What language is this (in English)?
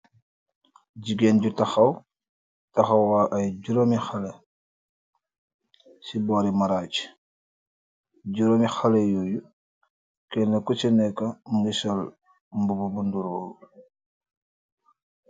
Wolof